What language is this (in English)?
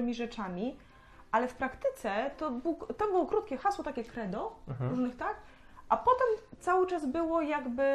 Polish